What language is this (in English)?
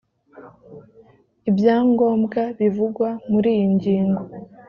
Kinyarwanda